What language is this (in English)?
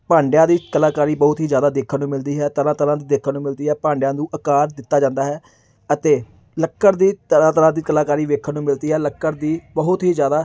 Punjabi